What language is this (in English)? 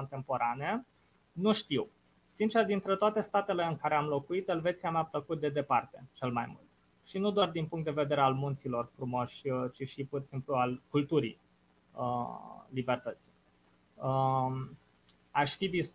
Romanian